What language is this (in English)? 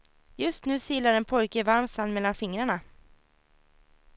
Swedish